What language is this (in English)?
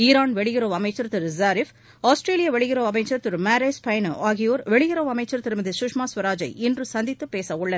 Tamil